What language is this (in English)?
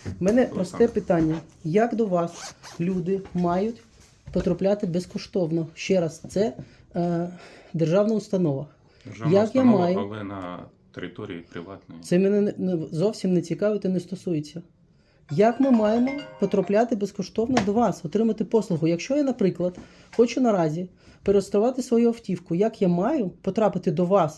Russian